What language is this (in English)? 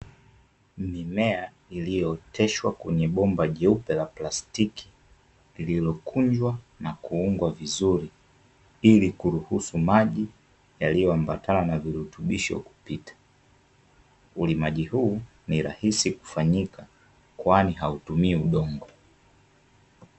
Swahili